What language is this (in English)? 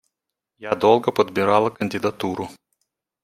Russian